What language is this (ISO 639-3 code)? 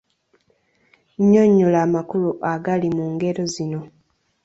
lug